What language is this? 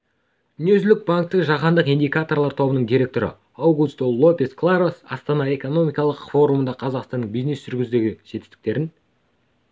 Kazakh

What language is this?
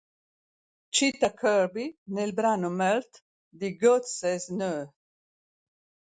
Italian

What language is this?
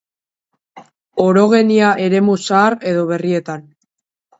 Basque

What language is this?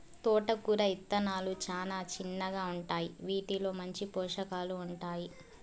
Telugu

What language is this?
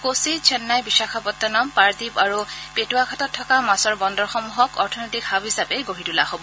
Assamese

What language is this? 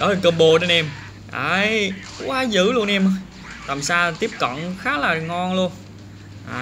Vietnamese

